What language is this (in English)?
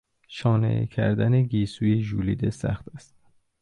Persian